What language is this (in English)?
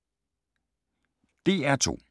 Danish